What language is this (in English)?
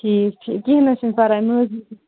Kashmiri